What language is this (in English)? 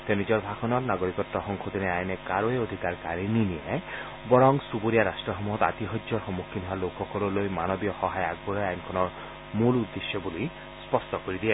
Assamese